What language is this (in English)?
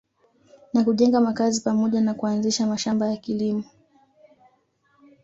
Swahili